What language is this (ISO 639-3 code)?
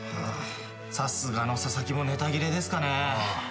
jpn